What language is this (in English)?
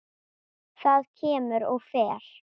Icelandic